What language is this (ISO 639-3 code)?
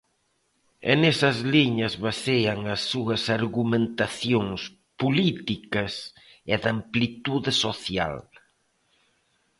glg